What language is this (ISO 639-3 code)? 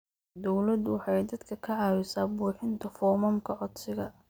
som